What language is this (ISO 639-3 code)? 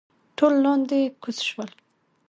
pus